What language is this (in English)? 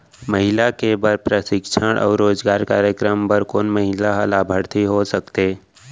Chhattisgarhi